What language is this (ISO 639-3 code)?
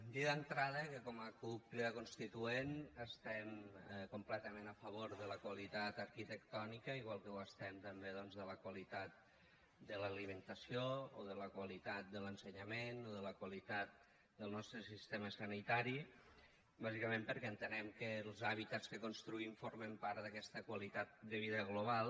cat